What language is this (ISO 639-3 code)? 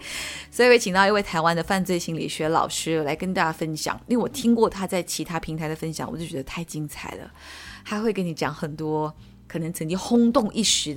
zho